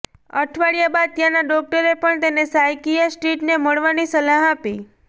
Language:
Gujarati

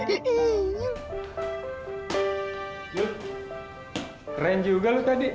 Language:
Indonesian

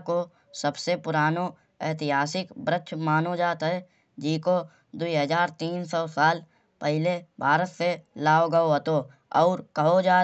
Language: Kanauji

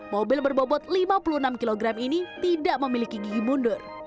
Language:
Indonesian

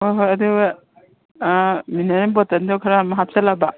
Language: Manipuri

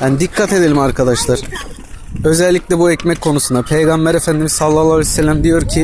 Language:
Turkish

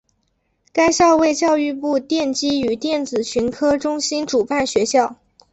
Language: Chinese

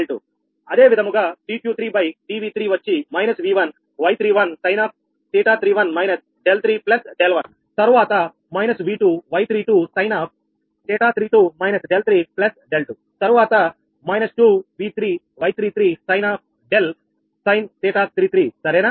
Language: Telugu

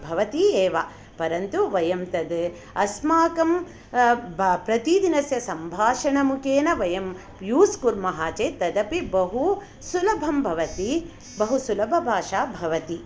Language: Sanskrit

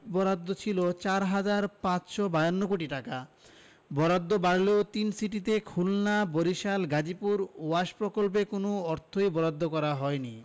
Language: Bangla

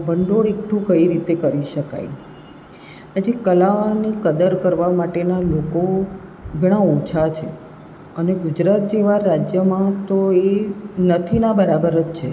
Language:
Gujarati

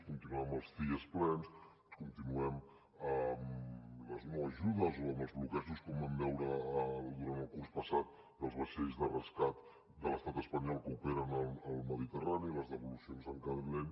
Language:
Catalan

